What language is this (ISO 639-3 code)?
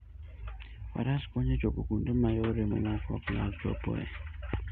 luo